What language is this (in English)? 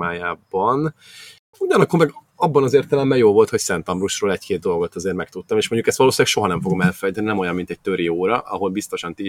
Hungarian